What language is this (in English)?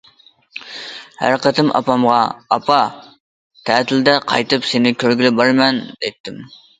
Uyghur